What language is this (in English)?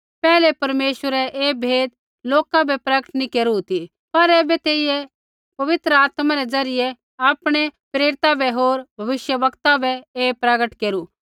Kullu Pahari